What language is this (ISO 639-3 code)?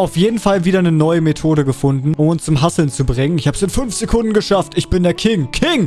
deu